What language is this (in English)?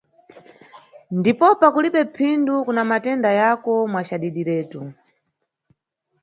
Nyungwe